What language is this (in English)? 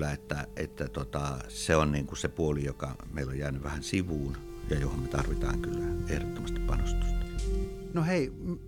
Finnish